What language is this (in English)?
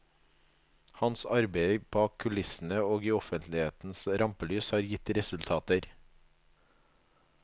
Norwegian